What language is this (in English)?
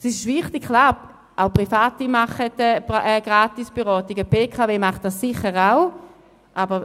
Swiss German